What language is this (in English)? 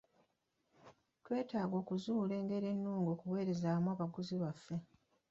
Ganda